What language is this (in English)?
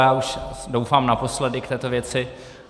Czech